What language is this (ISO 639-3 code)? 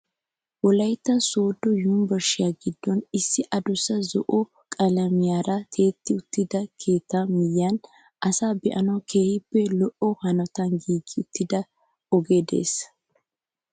wal